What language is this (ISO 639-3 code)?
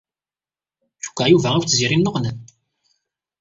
kab